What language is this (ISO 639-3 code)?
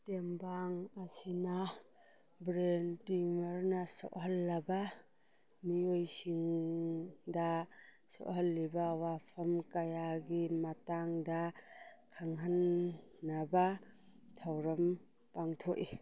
mni